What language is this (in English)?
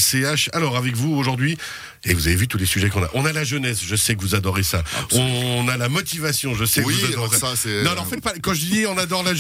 French